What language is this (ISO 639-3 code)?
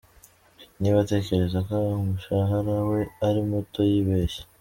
kin